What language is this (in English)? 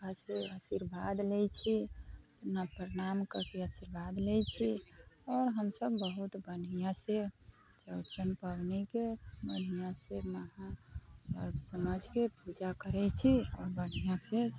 Maithili